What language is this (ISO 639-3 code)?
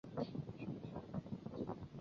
zho